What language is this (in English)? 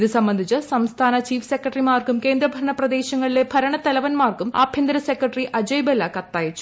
Malayalam